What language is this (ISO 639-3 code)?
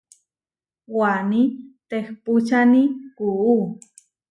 var